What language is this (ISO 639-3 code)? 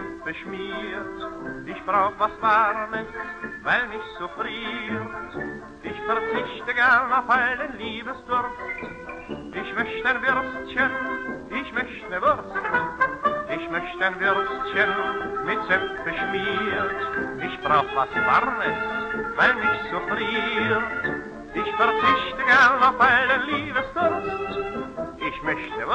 ara